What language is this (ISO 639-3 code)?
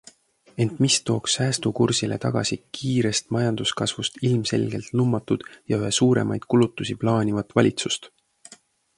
est